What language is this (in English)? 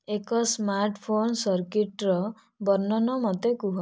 Odia